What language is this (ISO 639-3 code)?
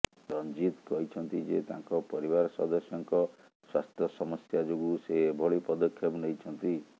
ori